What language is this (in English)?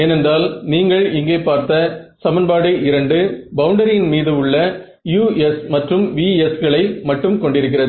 Tamil